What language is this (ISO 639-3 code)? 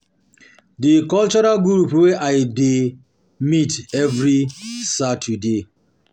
pcm